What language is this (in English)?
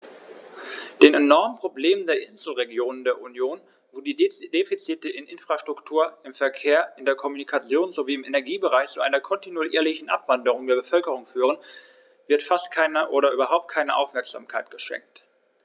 German